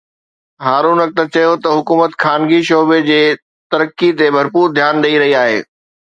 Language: Sindhi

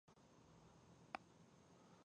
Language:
Pashto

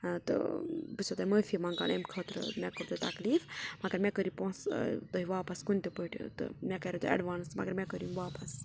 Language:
Kashmiri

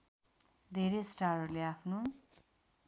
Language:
Nepali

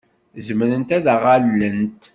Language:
Kabyle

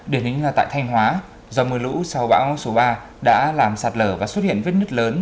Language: Vietnamese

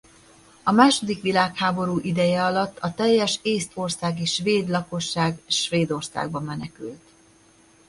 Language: Hungarian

